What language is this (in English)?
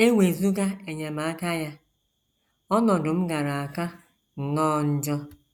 Igbo